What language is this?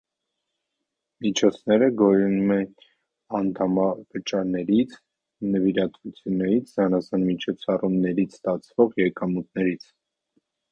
Armenian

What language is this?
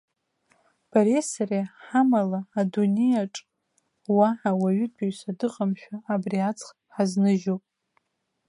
Abkhazian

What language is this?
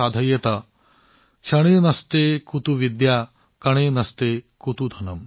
Assamese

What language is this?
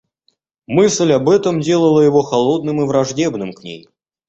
Russian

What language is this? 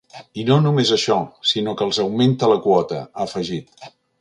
Catalan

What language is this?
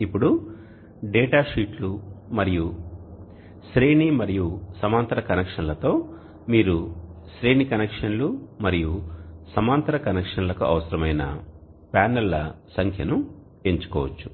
Telugu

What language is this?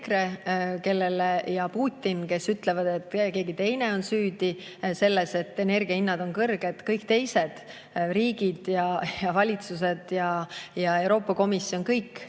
Estonian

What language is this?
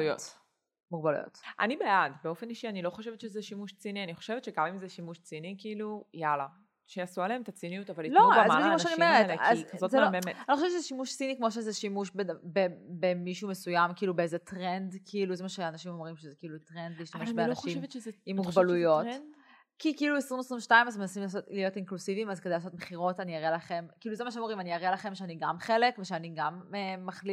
Hebrew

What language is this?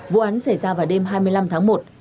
Vietnamese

